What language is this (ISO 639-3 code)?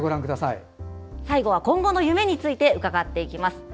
jpn